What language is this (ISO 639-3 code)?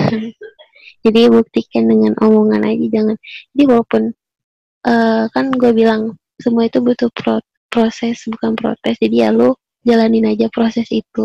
ind